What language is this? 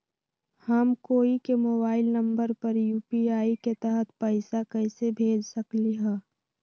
Magahi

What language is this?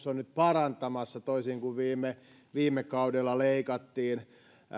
Finnish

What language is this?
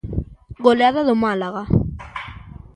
Galician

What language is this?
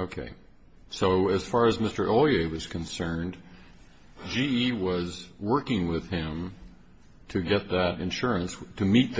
English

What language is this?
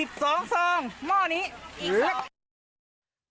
Thai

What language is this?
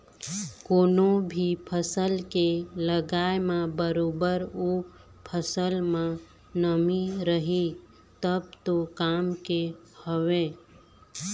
Chhattisgarhi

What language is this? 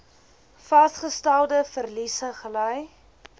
Afrikaans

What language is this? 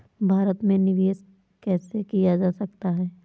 Hindi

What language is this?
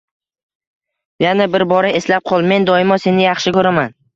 Uzbek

